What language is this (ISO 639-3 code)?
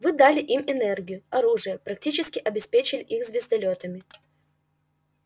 rus